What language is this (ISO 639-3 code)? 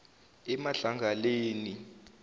zul